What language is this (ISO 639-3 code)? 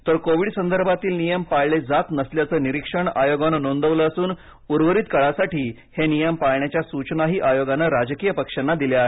mar